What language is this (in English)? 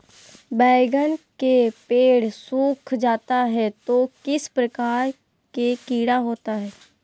Magahi